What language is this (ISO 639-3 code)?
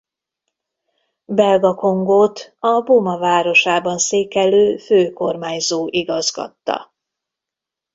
hun